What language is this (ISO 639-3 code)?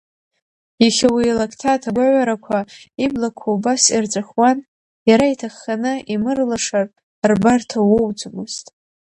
abk